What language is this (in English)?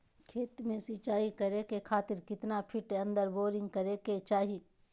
Magahi